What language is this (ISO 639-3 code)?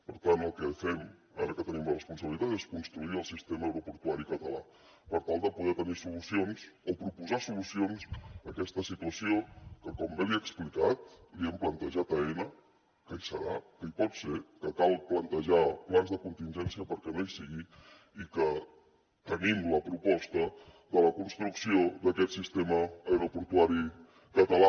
cat